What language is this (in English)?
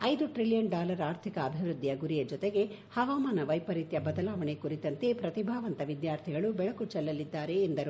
Kannada